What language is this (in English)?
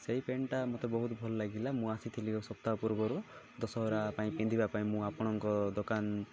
Odia